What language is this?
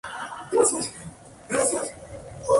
Spanish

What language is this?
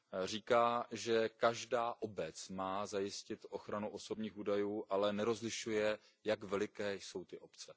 Czech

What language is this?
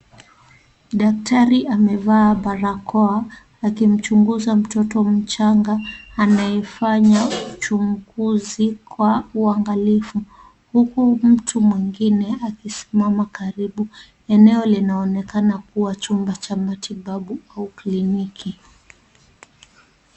Swahili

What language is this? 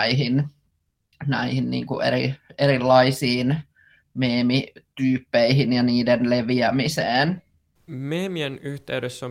Finnish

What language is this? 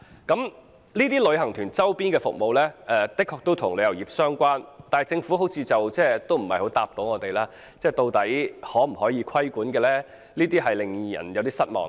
Cantonese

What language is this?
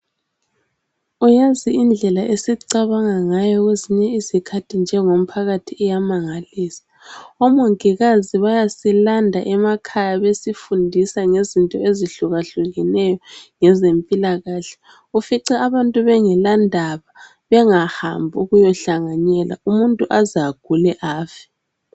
North Ndebele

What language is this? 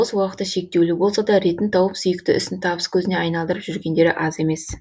Kazakh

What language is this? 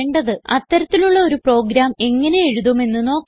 Malayalam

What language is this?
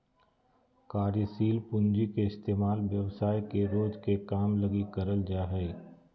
Magahi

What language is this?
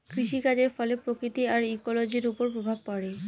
Bangla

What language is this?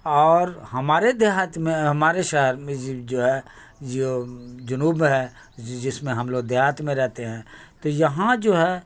Urdu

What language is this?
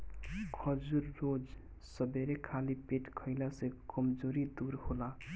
Bhojpuri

